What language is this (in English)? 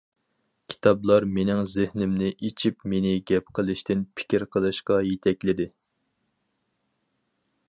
Uyghur